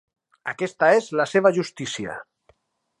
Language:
Catalan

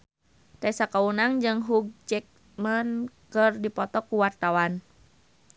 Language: Sundanese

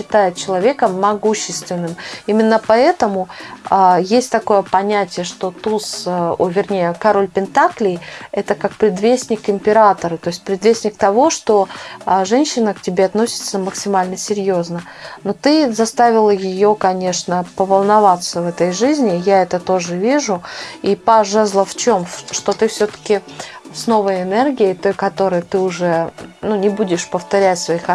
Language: Russian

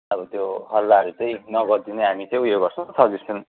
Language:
Nepali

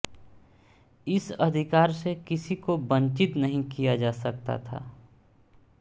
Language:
Hindi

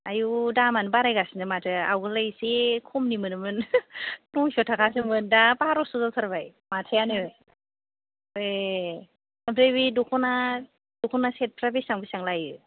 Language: Bodo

